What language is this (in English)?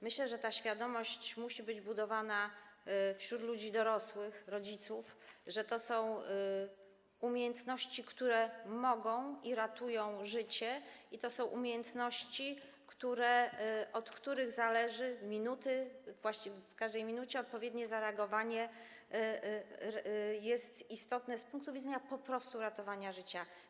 Polish